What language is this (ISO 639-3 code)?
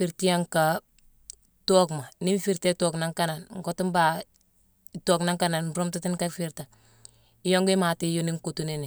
msw